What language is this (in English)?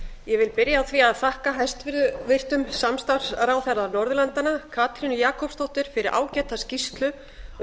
Icelandic